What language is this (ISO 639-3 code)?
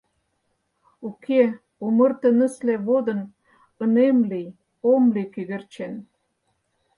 chm